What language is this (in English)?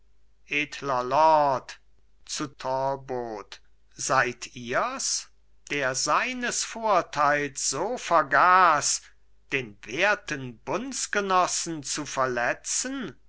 German